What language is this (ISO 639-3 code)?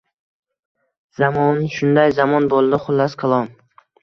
uzb